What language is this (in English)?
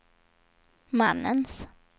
Swedish